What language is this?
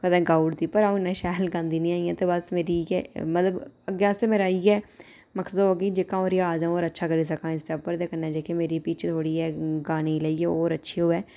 Dogri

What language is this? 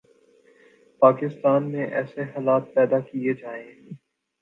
Urdu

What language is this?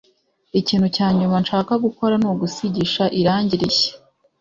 Kinyarwanda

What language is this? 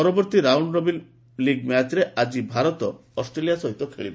Odia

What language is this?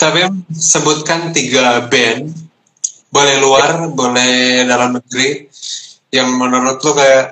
Indonesian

